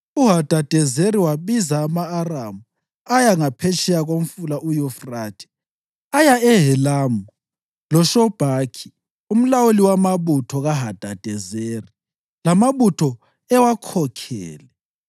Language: North Ndebele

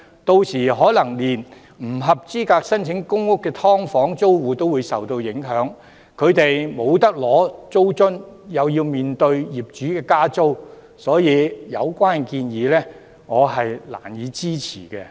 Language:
Cantonese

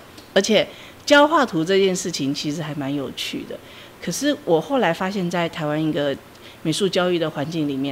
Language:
Chinese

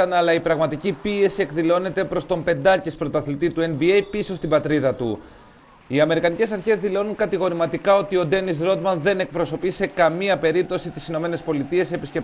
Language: Greek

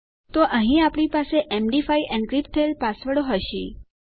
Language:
Gujarati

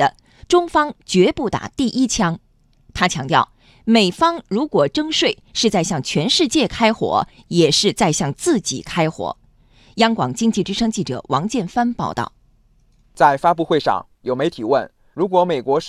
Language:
Chinese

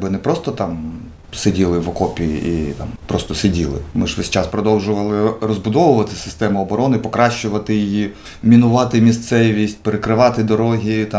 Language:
Ukrainian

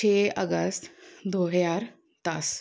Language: Punjabi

